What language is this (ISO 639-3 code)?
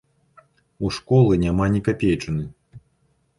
bel